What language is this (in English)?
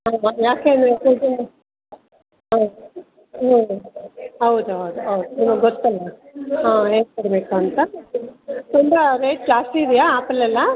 Kannada